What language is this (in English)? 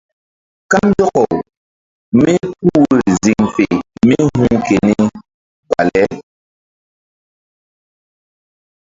Mbum